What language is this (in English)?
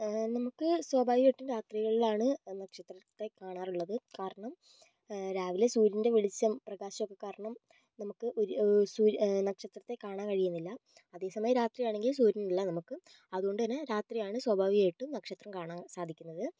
Malayalam